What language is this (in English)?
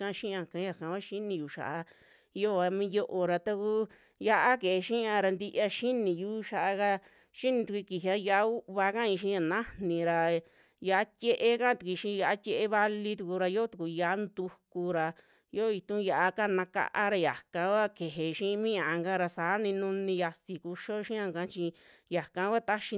Western Juxtlahuaca Mixtec